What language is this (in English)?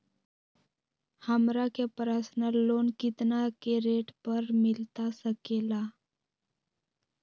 Magahi